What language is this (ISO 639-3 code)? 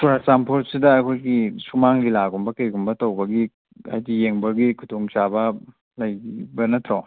mni